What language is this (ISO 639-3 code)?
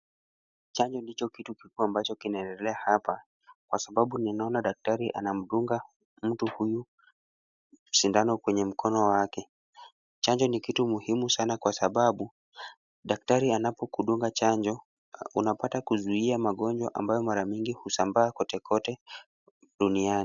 swa